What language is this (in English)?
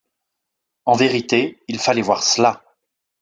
French